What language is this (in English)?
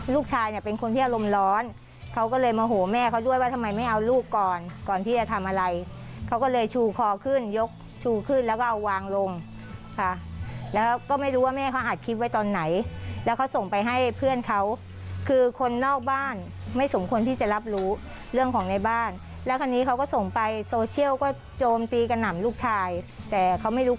Thai